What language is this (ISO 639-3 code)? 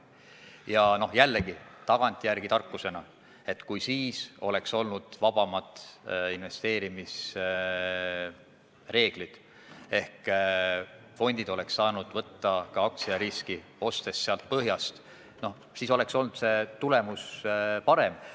est